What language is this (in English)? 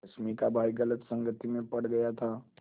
Hindi